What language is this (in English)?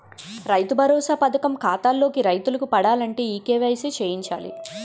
Telugu